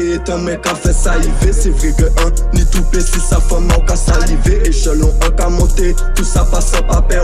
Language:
French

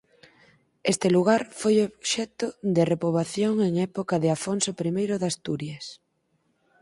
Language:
Galician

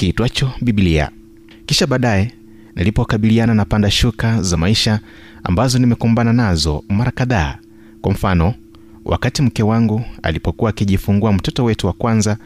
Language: Swahili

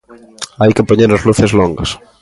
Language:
Galician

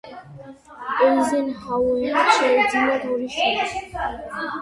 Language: Georgian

